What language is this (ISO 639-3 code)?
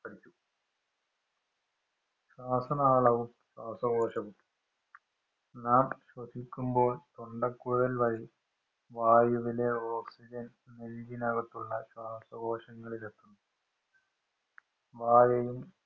mal